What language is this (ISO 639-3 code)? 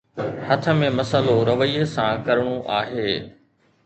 snd